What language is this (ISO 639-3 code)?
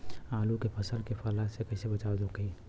bho